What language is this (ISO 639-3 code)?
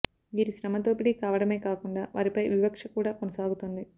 tel